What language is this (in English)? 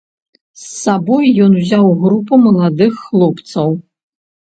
Belarusian